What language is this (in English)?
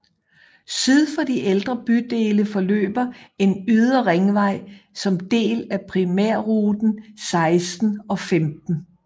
Danish